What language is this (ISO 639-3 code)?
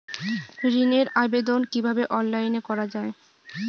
ben